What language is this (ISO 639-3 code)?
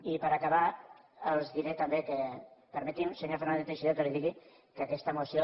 cat